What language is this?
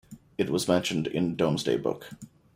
English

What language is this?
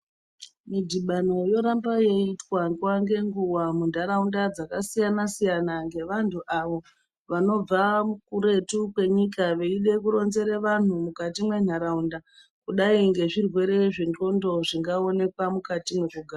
Ndau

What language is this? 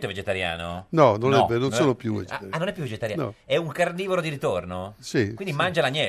Italian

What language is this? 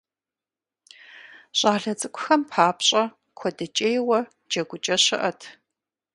Kabardian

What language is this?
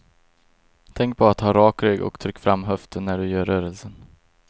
Swedish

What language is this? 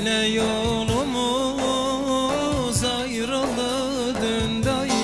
Turkish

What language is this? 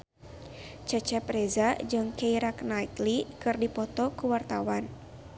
Sundanese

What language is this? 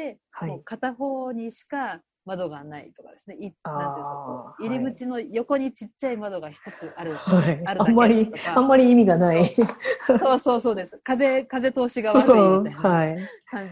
Japanese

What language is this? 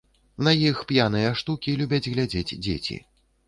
Belarusian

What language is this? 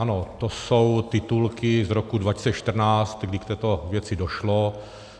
Czech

